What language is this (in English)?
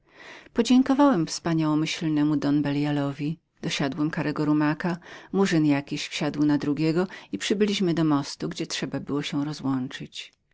Polish